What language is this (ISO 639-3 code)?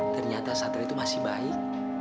ind